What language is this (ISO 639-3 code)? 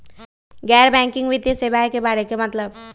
mag